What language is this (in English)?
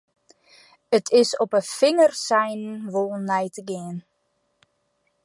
Western Frisian